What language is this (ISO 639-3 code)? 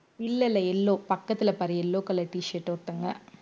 tam